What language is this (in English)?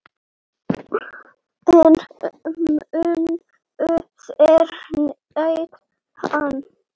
Icelandic